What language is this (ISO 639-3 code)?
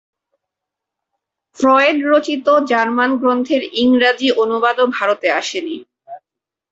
ben